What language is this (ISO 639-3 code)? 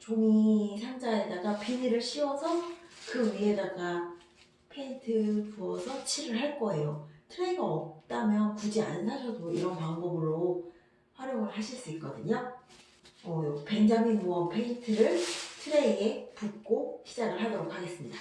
kor